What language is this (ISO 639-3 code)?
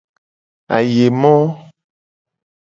gej